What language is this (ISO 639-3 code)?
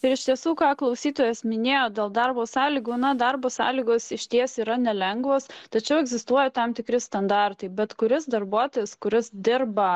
lit